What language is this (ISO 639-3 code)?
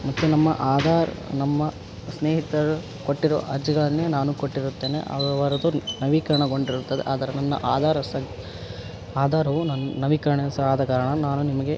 kan